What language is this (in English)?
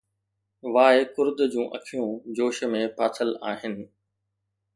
Sindhi